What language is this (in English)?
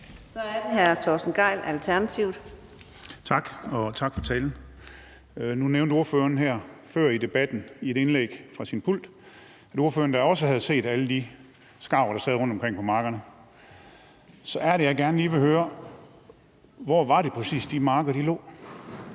Danish